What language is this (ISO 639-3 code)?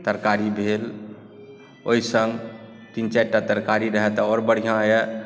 mai